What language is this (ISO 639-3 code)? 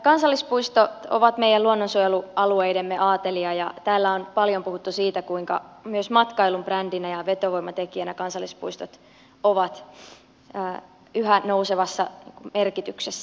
fin